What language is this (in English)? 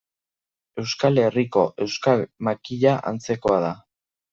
Basque